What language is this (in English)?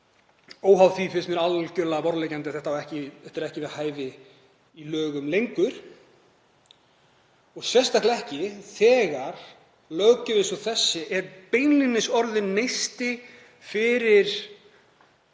Icelandic